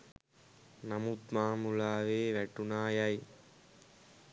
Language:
Sinhala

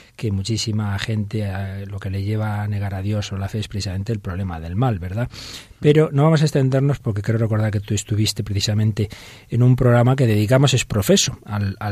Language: Spanish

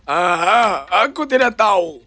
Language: Indonesian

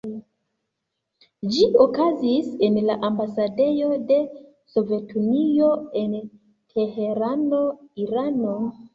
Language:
Esperanto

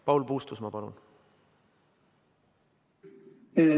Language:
Estonian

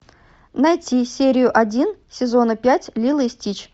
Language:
Russian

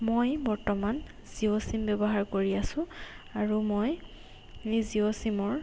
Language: Assamese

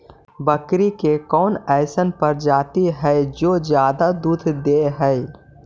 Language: Magahi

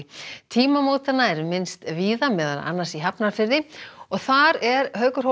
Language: Icelandic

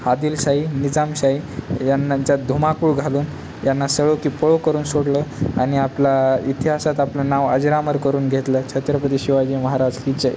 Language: Marathi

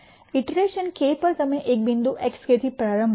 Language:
Gujarati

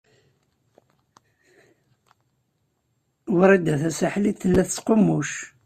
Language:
Kabyle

